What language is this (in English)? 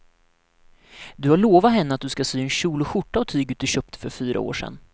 Swedish